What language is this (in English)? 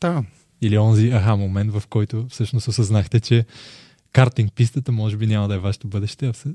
Bulgarian